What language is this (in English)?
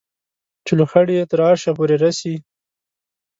Pashto